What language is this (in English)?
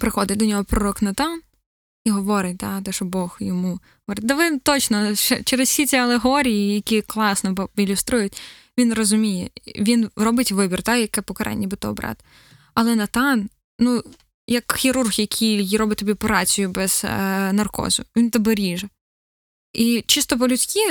Ukrainian